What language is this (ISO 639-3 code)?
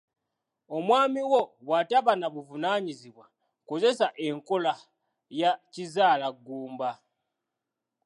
lug